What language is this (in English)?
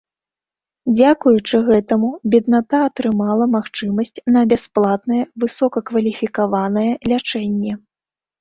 Belarusian